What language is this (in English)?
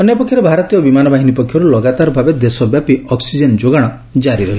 Odia